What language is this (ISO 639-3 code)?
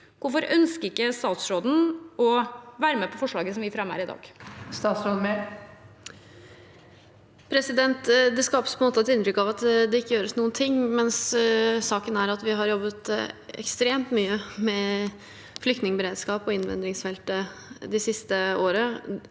nor